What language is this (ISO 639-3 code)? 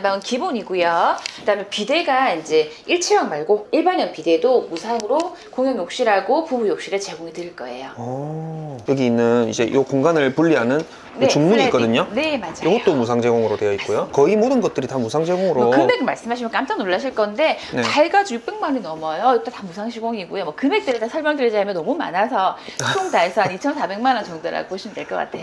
kor